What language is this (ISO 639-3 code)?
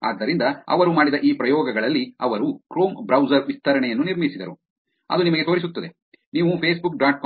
kan